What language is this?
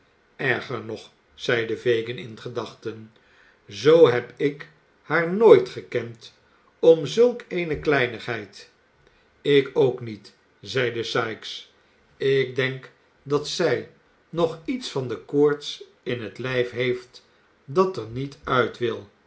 Dutch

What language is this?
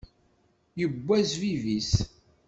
Kabyle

